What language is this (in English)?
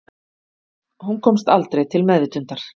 Icelandic